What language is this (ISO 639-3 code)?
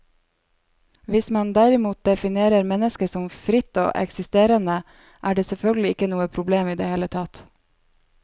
nor